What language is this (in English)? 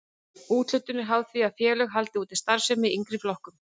Icelandic